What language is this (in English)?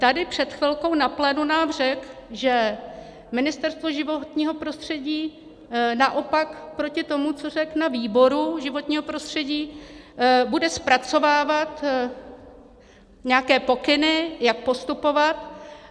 Czech